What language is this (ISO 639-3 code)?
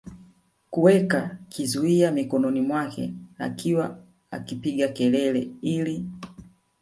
swa